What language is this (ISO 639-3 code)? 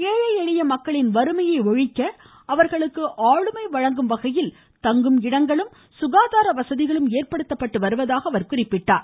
tam